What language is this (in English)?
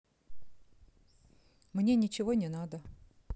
Russian